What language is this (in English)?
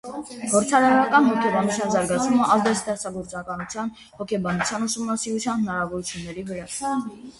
Armenian